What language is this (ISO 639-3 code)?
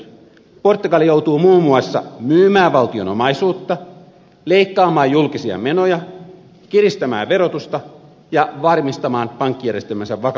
fin